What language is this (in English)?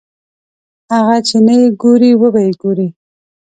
Pashto